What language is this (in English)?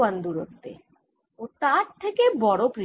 Bangla